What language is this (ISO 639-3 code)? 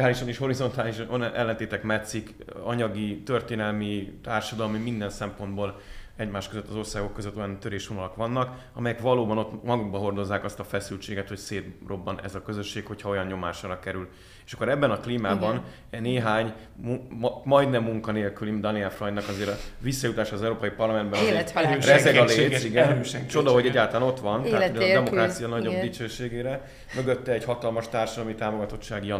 hun